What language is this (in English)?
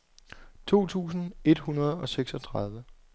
Danish